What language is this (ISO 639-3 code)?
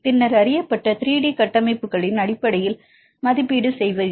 tam